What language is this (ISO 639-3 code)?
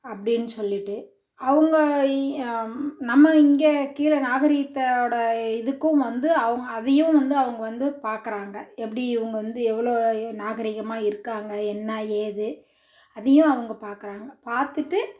tam